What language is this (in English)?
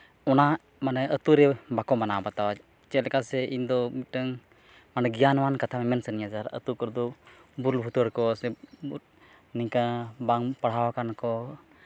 Santali